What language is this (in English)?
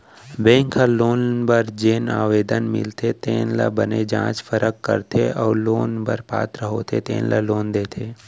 Chhattisgarhi